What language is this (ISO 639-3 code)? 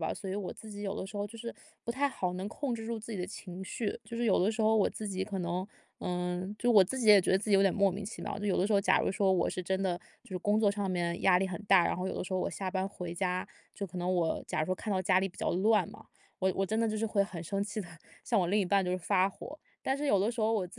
zho